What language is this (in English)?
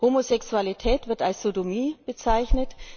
German